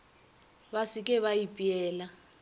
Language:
Northern Sotho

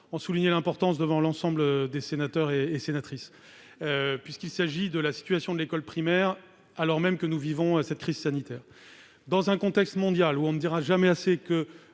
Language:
French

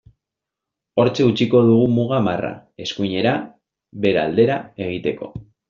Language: Basque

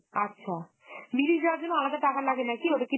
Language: Bangla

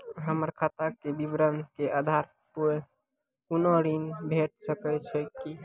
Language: Maithili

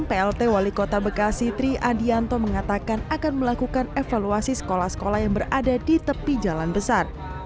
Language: Indonesian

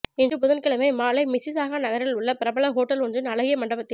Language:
Tamil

